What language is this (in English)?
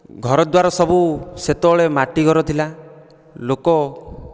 Odia